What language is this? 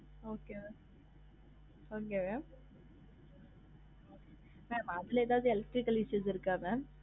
Tamil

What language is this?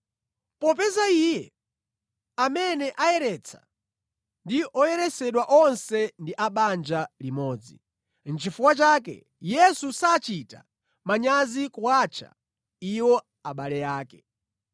Nyanja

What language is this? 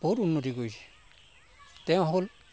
Assamese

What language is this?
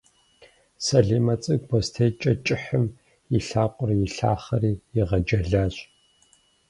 Kabardian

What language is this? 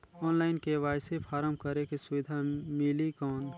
Chhattisgarhi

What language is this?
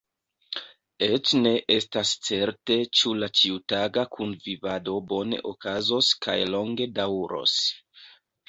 Esperanto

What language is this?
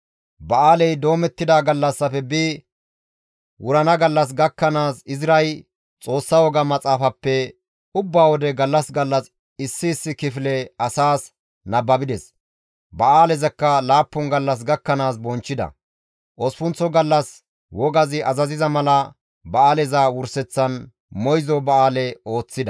Gamo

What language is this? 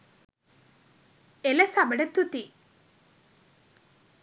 Sinhala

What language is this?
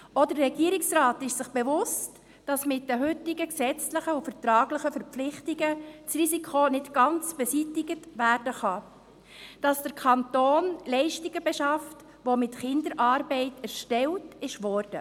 Swiss German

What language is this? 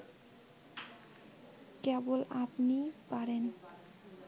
Bangla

